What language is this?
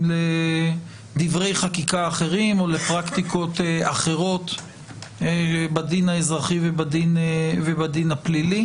Hebrew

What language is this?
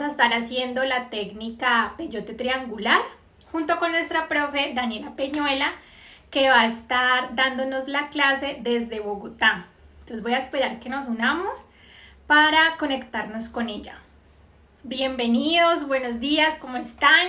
Spanish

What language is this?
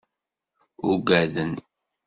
Kabyle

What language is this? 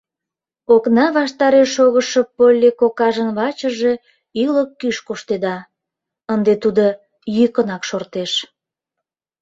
Mari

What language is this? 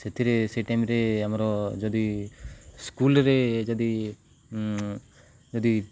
Odia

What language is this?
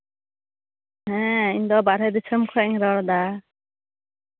Santali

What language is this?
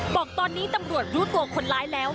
Thai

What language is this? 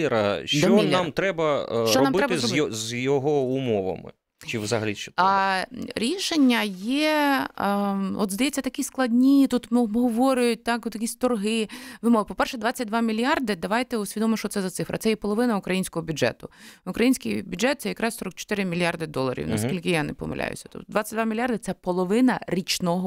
Ukrainian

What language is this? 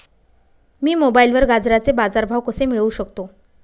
Marathi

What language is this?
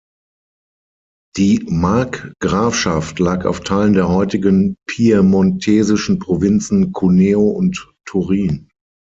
German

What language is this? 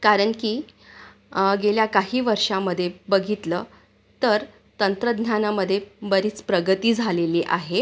Marathi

